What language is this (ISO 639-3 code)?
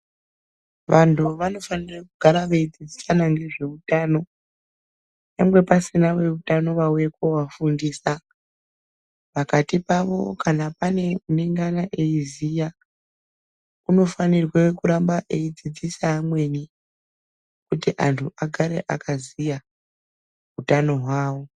ndc